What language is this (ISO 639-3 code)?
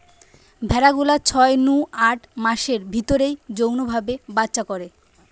ben